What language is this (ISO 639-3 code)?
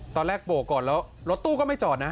tha